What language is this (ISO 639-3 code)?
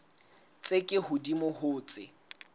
sot